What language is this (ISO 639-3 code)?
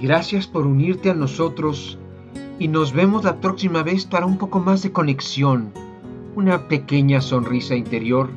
spa